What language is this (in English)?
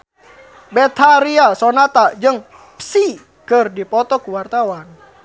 Sundanese